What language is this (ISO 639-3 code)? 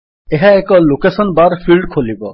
ori